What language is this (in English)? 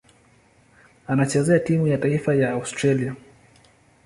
Swahili